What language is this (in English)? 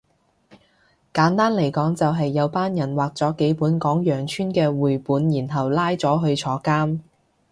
Cantonese